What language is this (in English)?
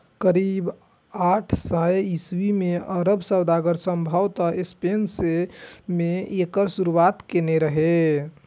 Maithili